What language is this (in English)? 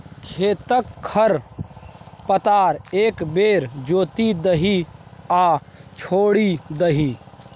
Maithili